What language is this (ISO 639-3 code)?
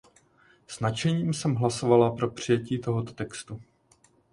ces